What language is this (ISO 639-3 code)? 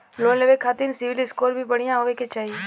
bho